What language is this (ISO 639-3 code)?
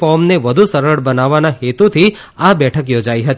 guj